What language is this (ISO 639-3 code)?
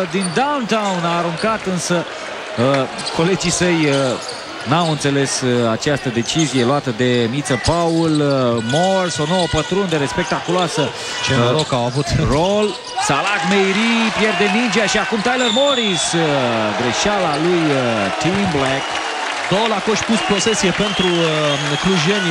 ron